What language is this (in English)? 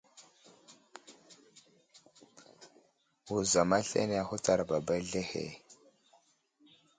Wuzlam